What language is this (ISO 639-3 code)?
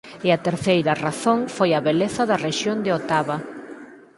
glg